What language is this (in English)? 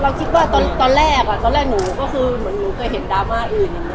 Thai